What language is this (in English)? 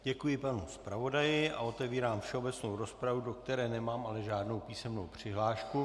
Czech